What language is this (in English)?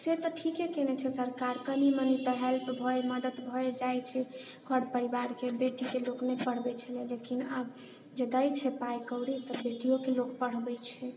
Maithili